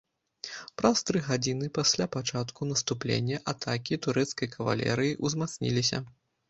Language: Belarusian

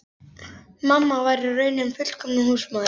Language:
Icelandic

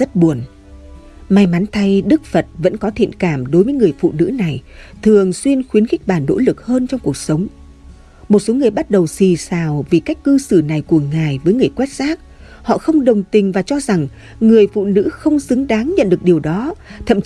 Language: Vietnamese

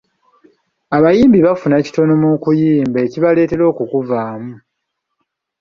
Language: Ganda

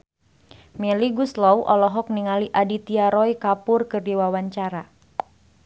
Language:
Sundanese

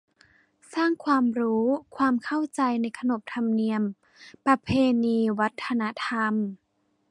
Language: Thai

